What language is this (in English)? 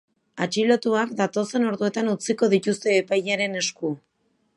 Basque